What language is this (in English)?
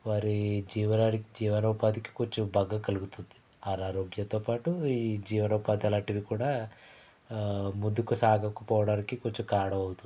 Telugu